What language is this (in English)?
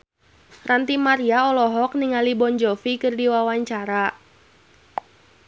Sundanese